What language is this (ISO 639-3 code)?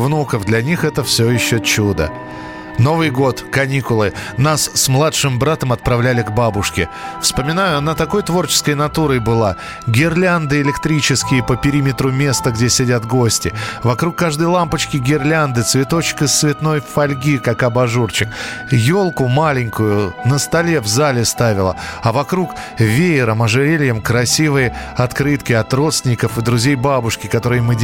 rus